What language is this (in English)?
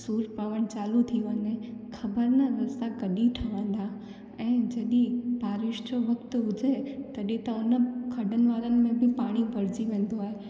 Sindhi